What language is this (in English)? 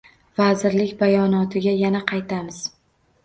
Uzbek